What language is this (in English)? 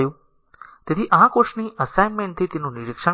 Gujarati